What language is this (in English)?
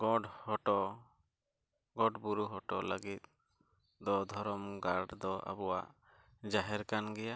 Santali